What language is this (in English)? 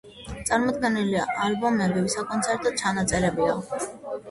Georgian